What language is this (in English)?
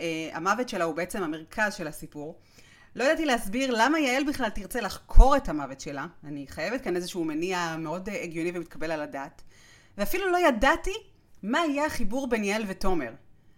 Hebrew